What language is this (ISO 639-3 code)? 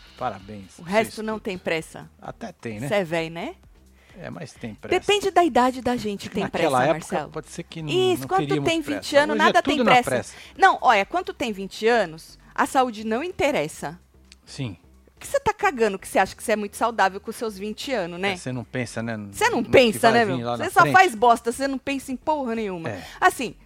por